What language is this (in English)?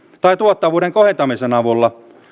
Finnish